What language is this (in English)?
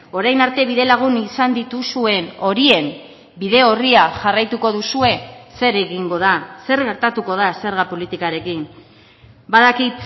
Basque